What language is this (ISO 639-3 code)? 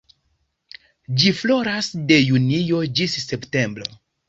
epo